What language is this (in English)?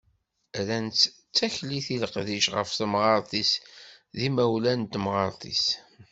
Kabyle